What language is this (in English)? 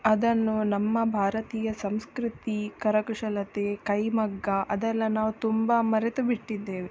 Kannada